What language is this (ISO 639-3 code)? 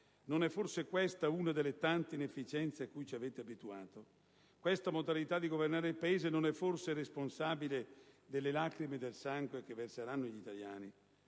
ita